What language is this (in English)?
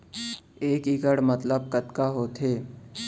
Chhattisgarhi